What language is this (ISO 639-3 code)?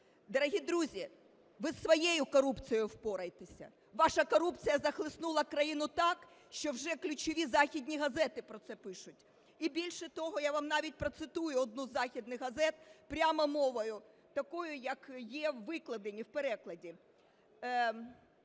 ukr